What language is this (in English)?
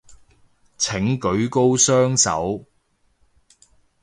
Cantonese